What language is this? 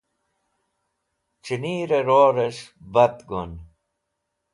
Wakhi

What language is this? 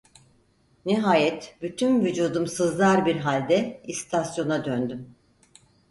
Turkish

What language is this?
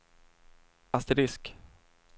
Swedish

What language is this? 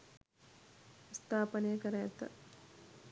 Sinhala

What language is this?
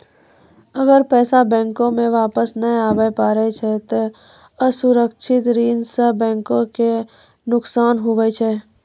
Maithili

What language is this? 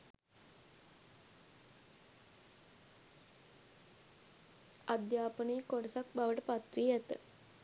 Sinhala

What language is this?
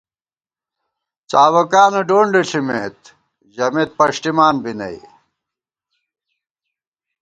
Gawar-Bati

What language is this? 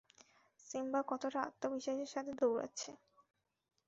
Bangla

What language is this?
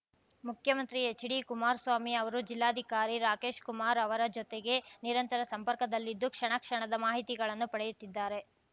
Kannada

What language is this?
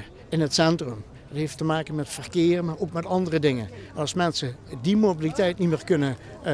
Dutch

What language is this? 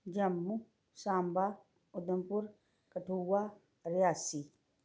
Dogri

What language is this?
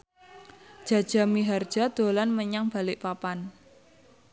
Javanese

